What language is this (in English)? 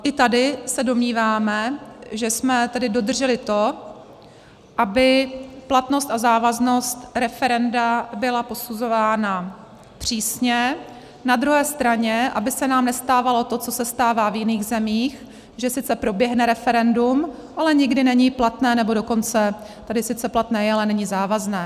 Czech